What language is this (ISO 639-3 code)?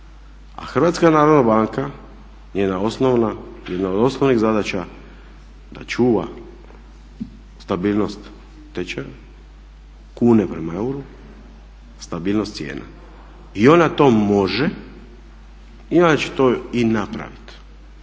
hrv